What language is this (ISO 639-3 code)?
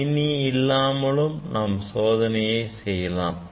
tam